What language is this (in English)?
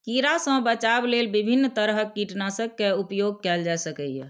Maithili